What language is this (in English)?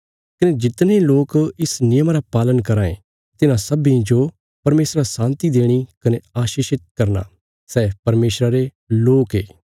Bilaspuri